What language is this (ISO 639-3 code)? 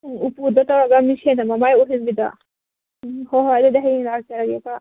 mni